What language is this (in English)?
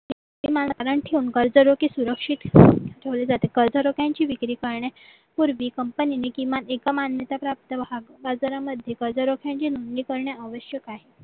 Marathi